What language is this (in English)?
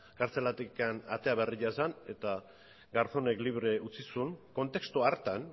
Basque